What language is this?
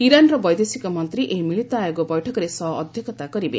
Odia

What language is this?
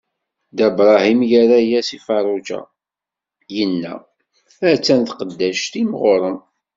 Kabyle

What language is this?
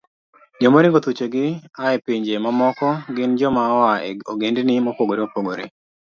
Luo (Kenya and Tanzania)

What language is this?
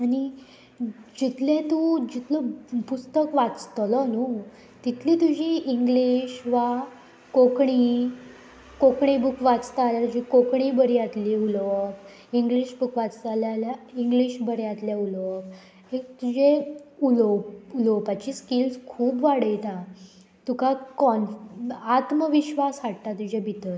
Konkani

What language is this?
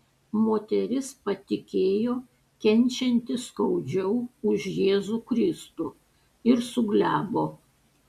Lithuanian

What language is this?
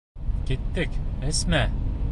Bashkir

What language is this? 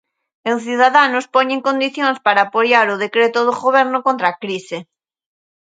Galician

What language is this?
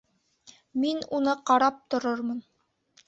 Bashkir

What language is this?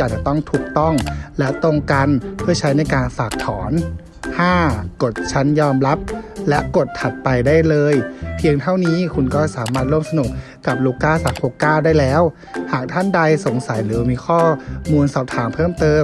Thai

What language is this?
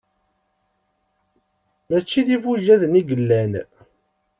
Kabyle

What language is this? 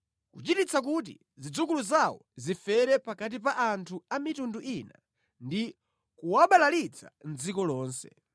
Nyanja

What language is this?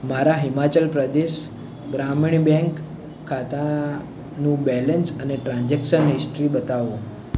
Gujarati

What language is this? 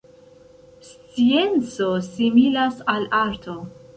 Esperanto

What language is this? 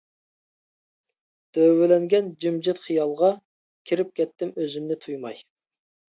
Uyghur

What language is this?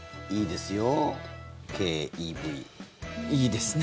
Japanese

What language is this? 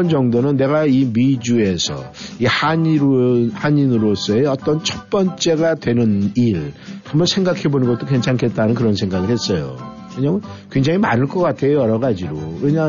Korean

